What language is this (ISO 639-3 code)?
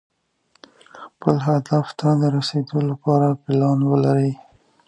pus